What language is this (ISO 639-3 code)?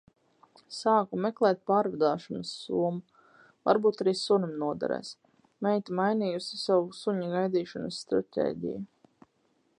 lav